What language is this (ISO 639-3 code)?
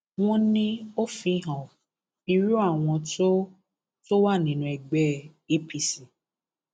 yor